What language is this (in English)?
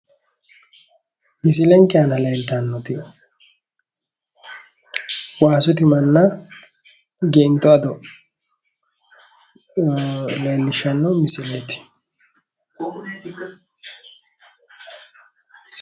Sidamo